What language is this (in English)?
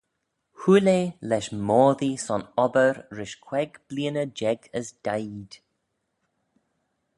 Manx